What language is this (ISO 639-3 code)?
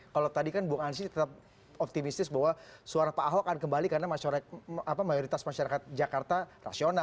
ind